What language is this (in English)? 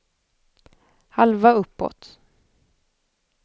Swedish